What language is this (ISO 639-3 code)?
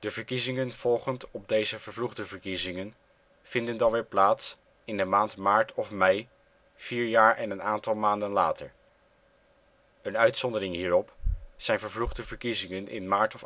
nld